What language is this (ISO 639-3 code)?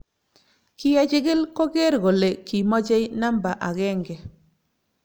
kln